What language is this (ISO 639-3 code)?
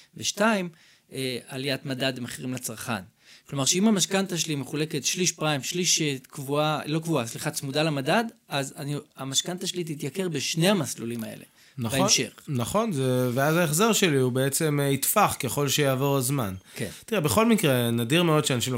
heb